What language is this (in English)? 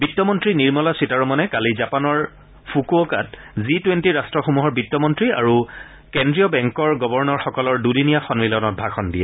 Assamese